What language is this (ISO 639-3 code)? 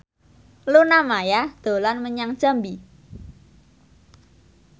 jav